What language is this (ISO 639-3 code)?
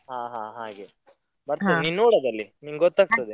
kan